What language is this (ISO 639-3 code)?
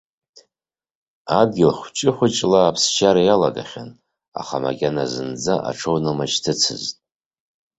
abk